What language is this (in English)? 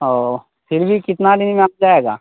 Urdu